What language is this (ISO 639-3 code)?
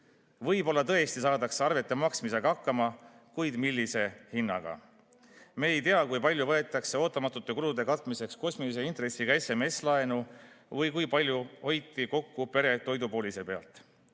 est